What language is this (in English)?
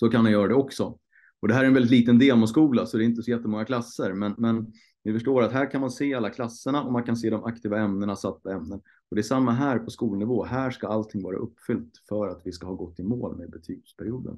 Swedish